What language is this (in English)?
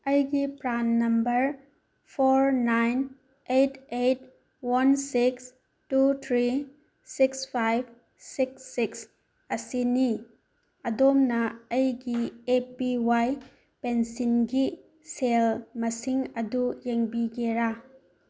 Manipuri